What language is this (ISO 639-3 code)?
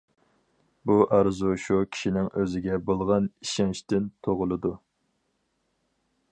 uig